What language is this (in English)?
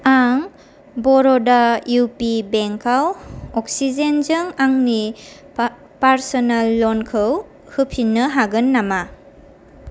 Bodo